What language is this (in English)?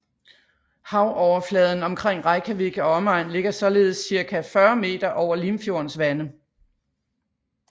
Danish